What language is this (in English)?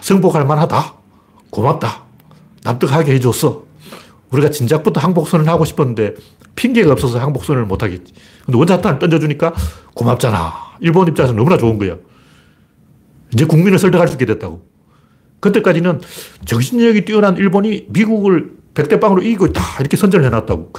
Korean